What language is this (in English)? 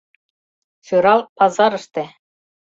Mari